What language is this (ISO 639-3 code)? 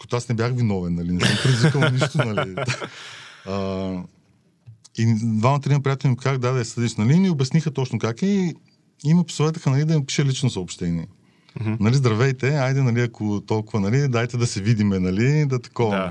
bul